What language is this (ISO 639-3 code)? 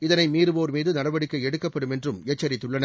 tam